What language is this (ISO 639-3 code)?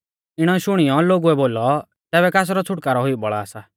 bfz